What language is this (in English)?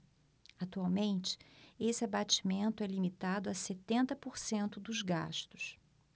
Portuguese